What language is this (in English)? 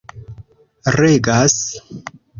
Esperanto